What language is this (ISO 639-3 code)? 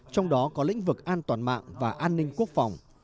vie